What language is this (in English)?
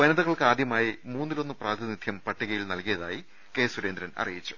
Malayalam